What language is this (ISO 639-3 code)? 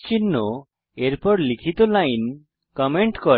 ben